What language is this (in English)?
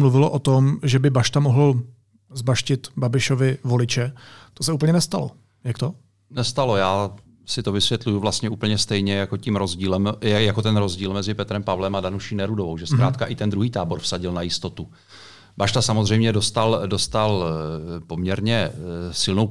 Czech